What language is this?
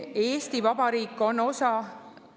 Estonian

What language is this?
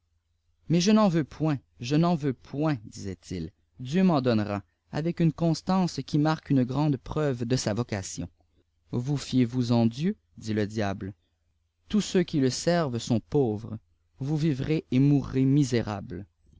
French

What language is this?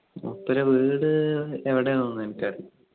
Malayalam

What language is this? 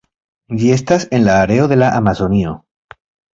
Esperanto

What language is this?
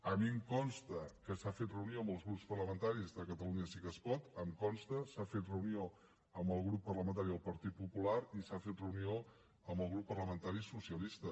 Catalan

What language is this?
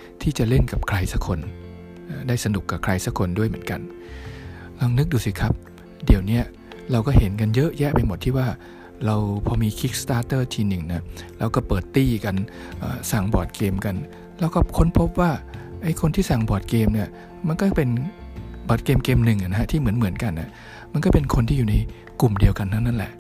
Thai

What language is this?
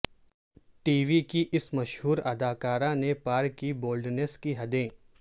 Urdu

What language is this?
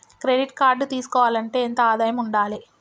Telugu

